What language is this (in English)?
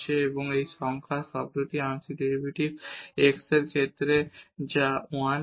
Bangla